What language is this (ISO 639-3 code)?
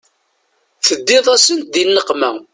kab